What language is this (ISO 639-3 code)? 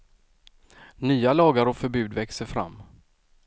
swe